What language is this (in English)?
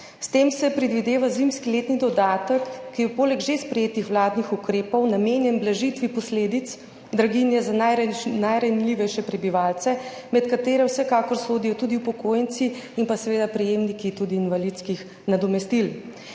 Slovenian